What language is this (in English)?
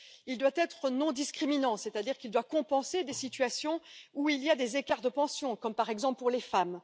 French